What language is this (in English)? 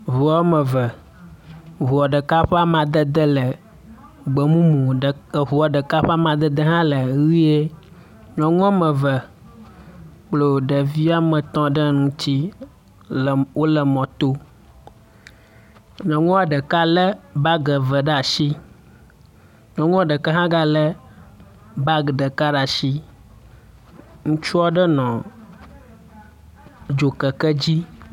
Ewe